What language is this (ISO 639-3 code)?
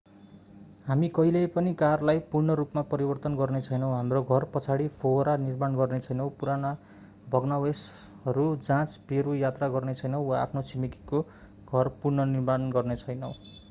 nep